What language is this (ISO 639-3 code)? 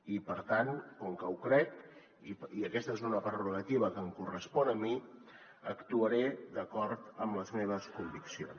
cat